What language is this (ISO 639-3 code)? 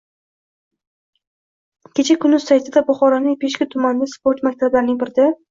uzb